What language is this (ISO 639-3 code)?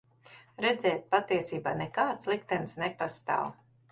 lav